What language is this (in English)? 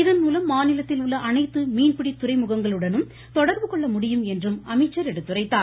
Tamil